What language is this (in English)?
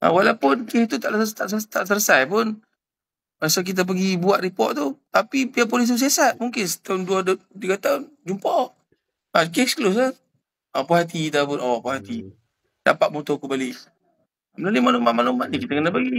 Malay